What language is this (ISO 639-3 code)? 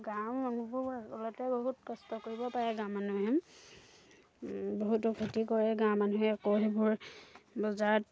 asm